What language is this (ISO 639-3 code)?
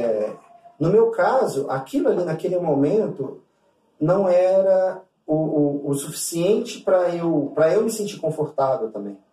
por